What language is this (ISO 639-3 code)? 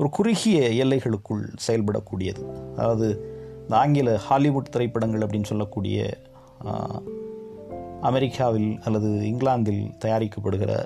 tam